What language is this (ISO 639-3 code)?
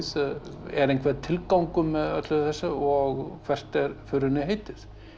isl